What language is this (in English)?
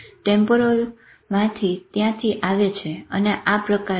Gujarati